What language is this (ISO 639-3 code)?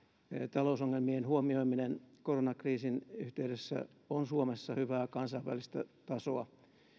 fin